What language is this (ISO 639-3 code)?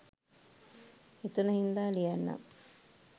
sin